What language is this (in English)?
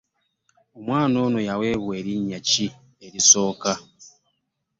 Ganda